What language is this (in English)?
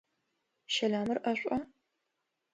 Adyghe